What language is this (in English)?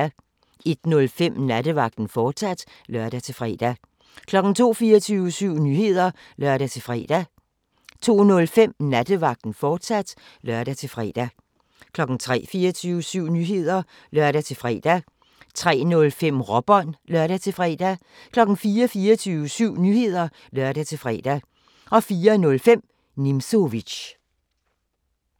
Danish